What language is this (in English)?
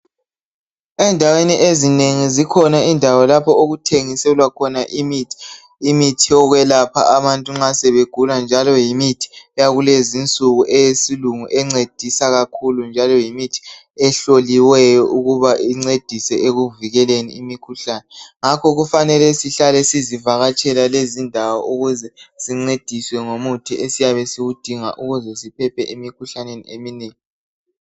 North Ndebele